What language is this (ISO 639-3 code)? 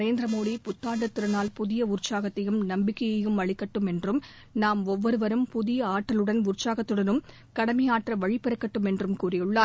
tam